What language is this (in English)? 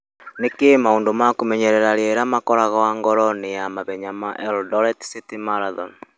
Kikuyu